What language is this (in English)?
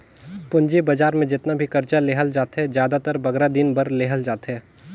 Chhattisgarhi